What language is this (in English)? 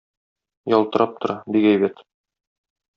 Tatar